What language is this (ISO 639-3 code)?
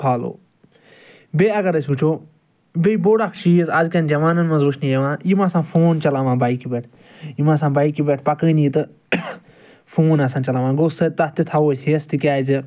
kas